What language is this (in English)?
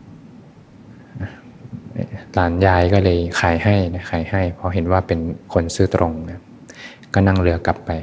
Thai